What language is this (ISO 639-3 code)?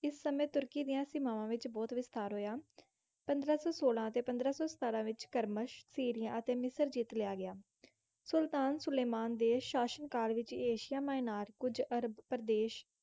pan